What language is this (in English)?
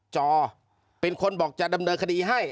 Thai